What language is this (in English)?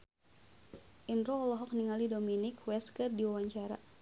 Sundanese